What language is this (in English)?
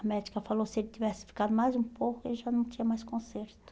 Portuguese